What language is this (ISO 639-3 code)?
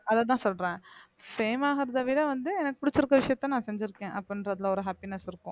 tam